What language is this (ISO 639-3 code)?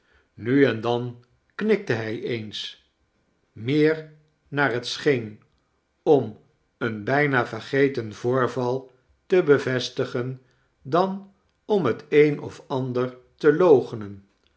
nld